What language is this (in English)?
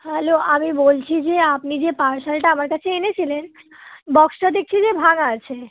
Bangla